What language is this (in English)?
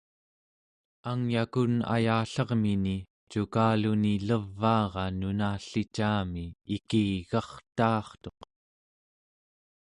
Central Yupik